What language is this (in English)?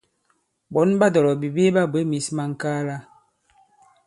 Bankon